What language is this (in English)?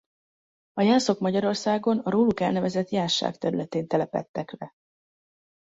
Hungarian